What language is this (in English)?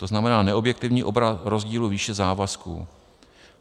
Czech